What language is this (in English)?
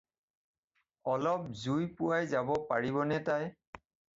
Assamese